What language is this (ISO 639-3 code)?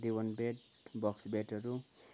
nep